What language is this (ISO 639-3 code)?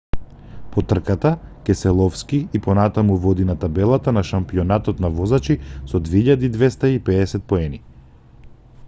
mkd